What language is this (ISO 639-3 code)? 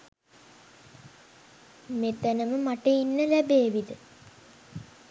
sin